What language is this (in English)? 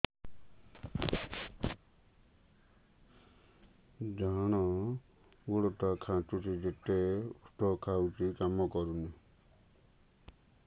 Odia